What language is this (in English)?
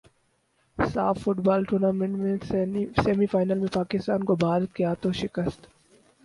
Urdu